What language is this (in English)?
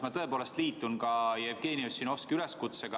Estonian